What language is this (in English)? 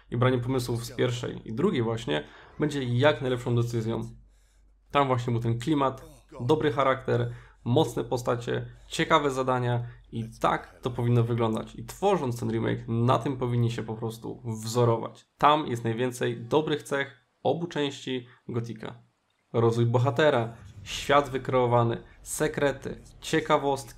Polish